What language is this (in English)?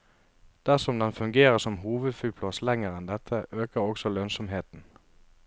Norwegian